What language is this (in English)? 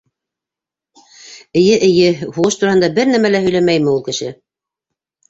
Bashkir